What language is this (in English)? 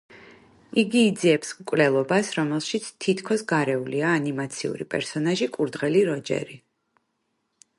Georgian